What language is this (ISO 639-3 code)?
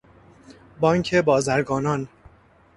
fas